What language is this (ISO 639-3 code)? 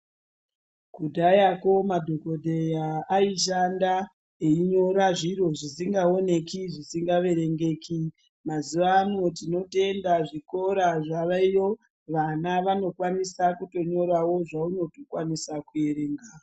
ndc